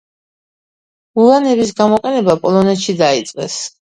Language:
Georgian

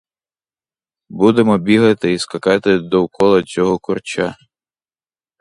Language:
Ukrainian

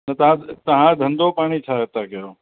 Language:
Sindhi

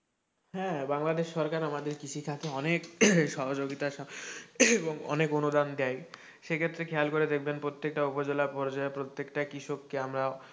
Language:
Bangla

